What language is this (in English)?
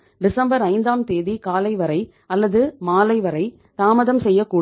Tamil